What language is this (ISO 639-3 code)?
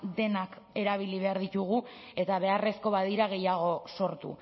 eus